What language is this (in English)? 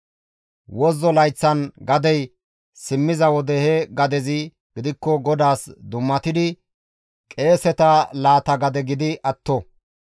Gamo